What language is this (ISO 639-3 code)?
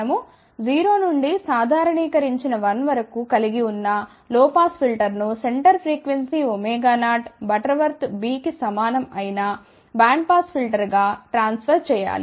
tel